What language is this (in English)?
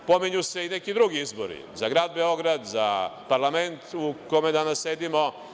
Serbian